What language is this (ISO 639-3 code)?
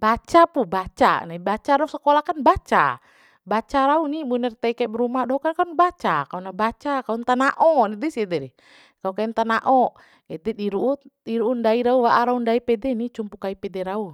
bhp